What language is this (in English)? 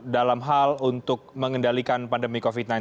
Indonesian